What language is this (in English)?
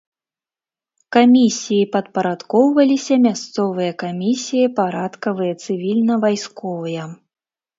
Belarusian